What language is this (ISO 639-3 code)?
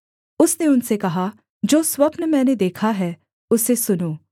hin